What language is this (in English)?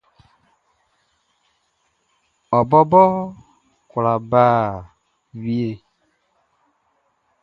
Baoulé